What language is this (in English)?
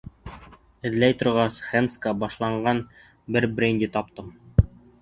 Bashkir